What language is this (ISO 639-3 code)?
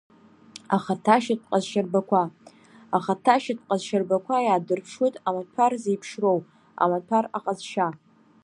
abk